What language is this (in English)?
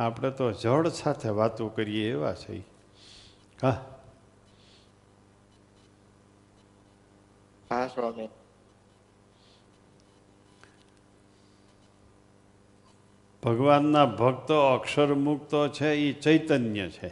Gujarati